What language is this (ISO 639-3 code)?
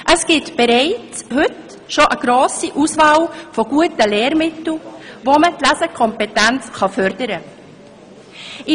gsw